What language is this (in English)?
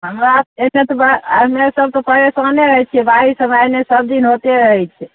Maithili